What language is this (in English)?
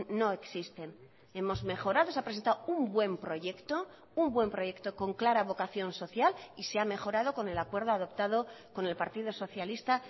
Spanish